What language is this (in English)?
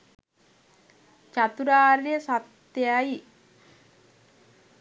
Sinhala